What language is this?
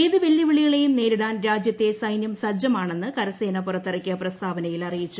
Malayalam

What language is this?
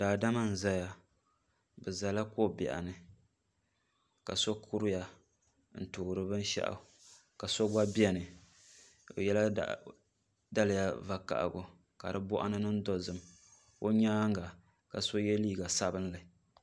Dagbani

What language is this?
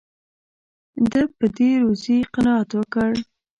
Pashto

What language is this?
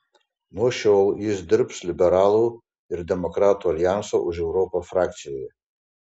Lithuanian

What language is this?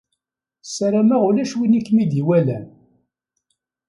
Kabyle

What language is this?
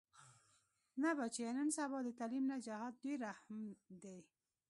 Pashto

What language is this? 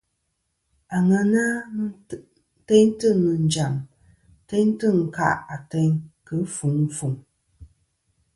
Kom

